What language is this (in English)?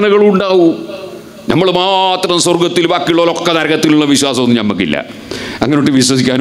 Arabic